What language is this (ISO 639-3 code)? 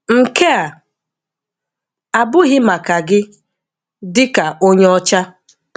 ibo